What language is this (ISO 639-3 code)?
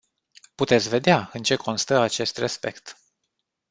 ron